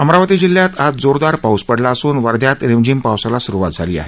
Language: Marathi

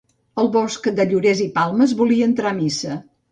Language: Catalan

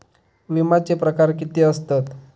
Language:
Marathi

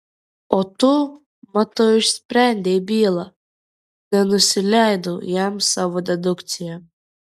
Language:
Lithuanian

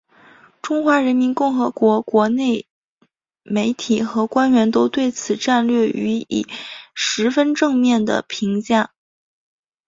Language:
Chinese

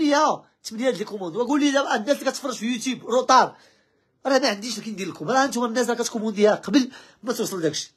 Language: Arabic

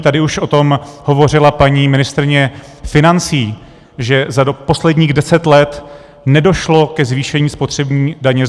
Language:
Czech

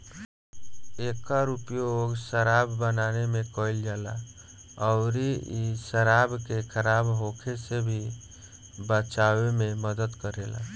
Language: Bhojpuri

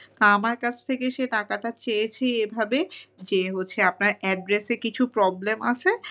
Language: Bangla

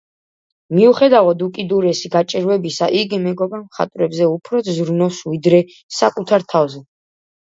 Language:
Georgian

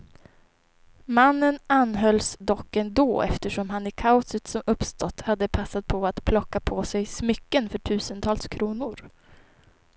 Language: Swedish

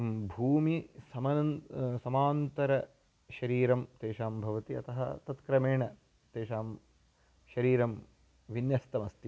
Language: Sanskrit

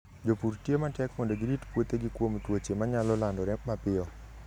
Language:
Luo (Kenya and Tanzania)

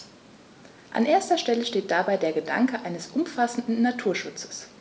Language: German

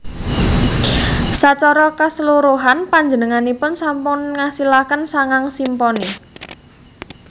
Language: Javanese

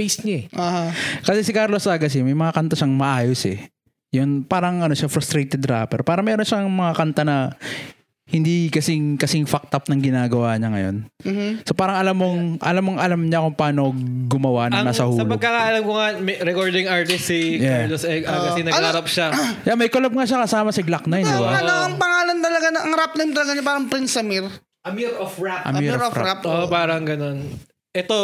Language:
Filipino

